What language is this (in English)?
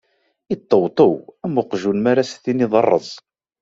Kabyle